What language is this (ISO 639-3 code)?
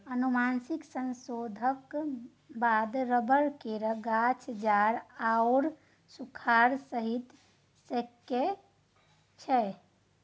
mai